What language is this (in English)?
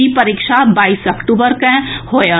Maithili